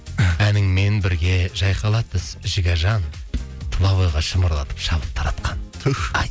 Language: Kazakh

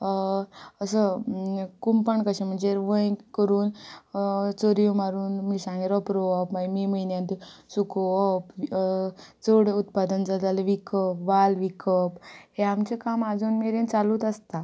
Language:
Konkani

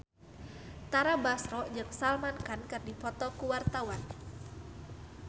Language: Sundanese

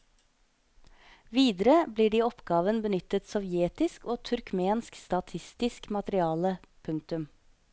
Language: Norwegian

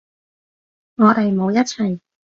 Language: Cantonese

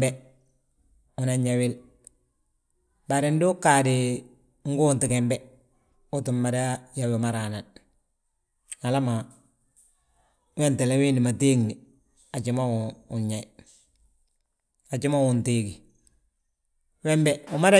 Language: Balanta-Ganja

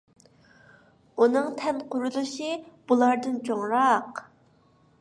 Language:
Uyghur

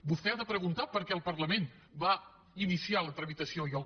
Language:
Catalan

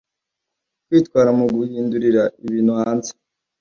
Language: Kinyarwanda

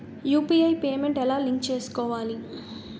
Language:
Telugu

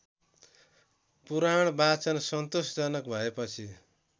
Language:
Nepali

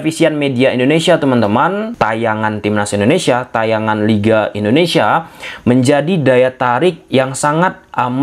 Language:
Indonesian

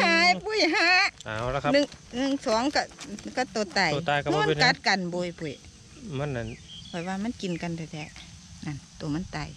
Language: Thai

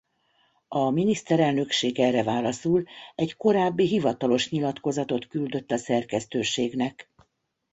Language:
Hungarian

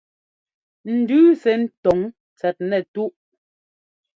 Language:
Ngomba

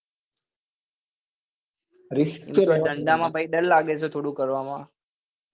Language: Gujarati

